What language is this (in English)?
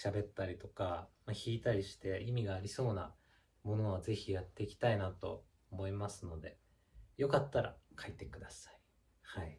Japanese